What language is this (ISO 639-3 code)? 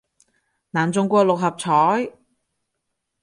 yue